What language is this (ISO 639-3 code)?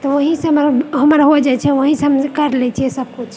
mai